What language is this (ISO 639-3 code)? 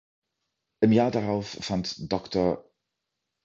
deu